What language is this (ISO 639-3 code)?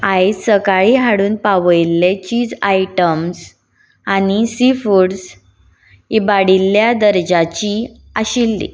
kok